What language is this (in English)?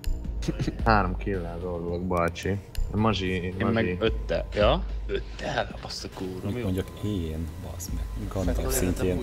Hungarian